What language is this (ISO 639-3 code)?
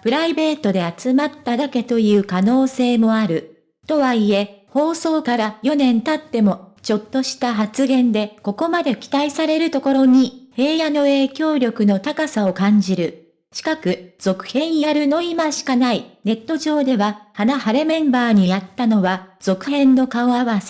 jpn